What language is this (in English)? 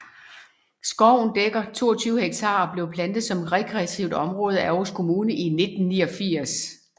Danish